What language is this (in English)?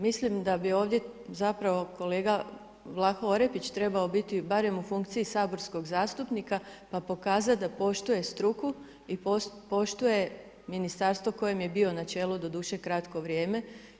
Croatian